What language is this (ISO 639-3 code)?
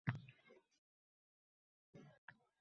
uzb